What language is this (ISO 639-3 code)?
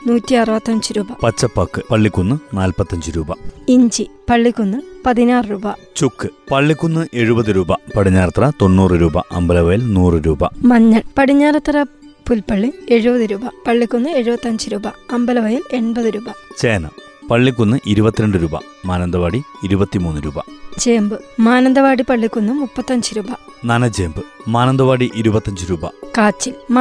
mal